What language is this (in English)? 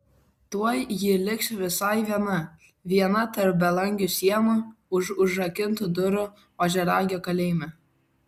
Lithuanian